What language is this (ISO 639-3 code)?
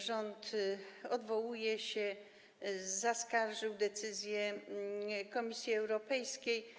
pol